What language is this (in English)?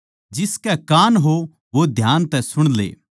Haryanvi